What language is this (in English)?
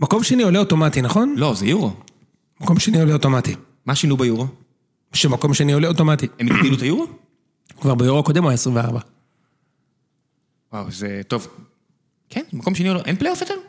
Hebrew